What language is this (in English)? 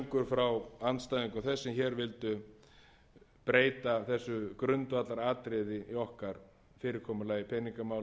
Icelandic